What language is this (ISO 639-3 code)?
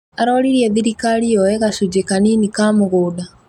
kik